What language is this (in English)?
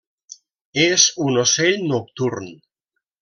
Catalan